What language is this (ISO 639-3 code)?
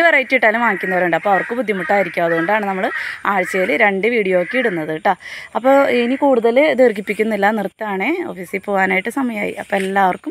mal